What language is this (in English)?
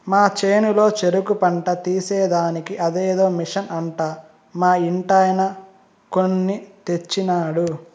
Telugu